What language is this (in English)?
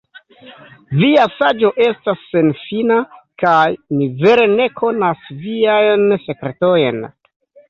Esperanto